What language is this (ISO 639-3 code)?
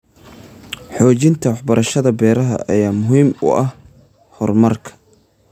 som